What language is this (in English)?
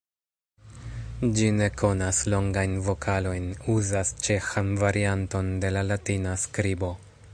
Esperanto